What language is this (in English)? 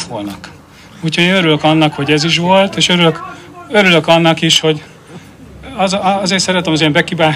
Hungarian